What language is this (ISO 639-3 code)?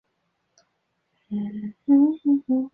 zho